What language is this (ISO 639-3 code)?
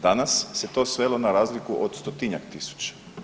hrv